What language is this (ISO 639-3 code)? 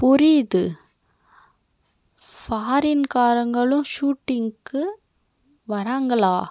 tam